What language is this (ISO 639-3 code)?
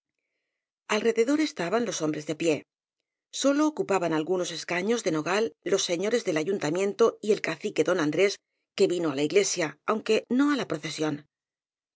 spa